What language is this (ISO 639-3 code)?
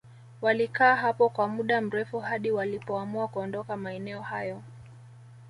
swa